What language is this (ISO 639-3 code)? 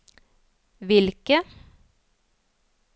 nor